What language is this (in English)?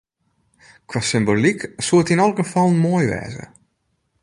Western Frisian